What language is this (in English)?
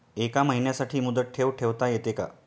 Marathi